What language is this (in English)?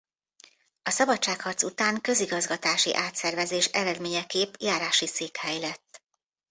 Hungarian